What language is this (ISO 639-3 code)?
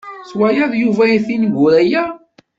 kab